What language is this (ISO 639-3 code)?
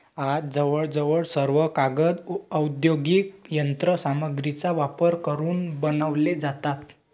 mar